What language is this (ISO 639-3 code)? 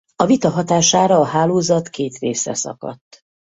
hun